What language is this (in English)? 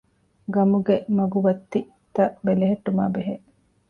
Divehi